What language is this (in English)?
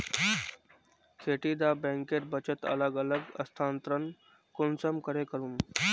Magahi